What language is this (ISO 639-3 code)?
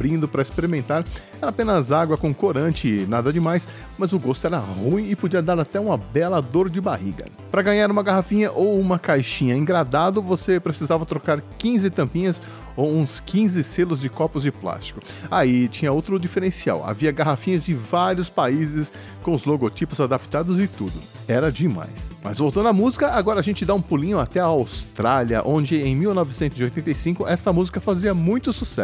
por